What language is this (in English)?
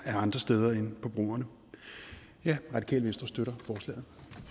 Danish